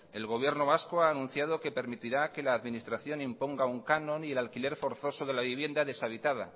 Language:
Spanish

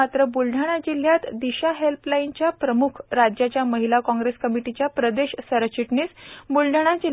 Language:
Marathi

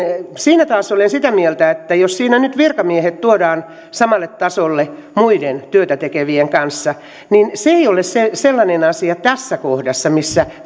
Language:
Finnish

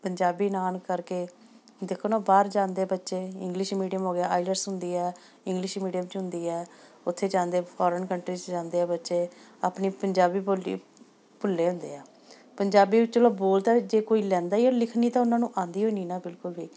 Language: Punjabi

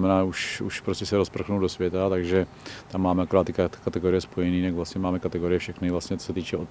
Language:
Czech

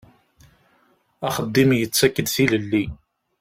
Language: Kabyle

